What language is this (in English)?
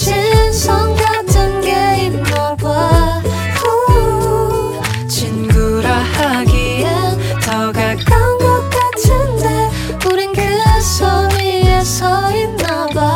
Korean